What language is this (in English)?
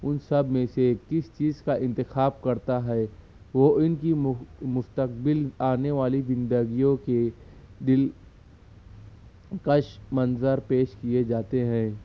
Urdu